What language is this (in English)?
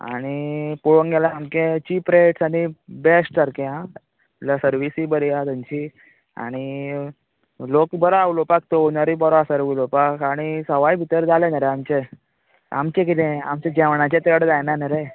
Konkani